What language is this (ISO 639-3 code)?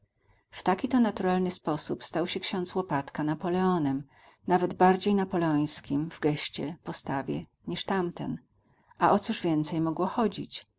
pol